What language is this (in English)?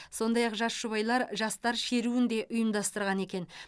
Kazakh